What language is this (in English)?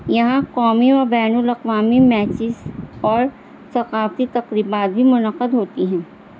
Urdu